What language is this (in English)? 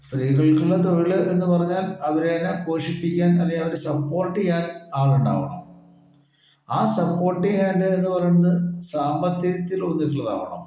Malayalam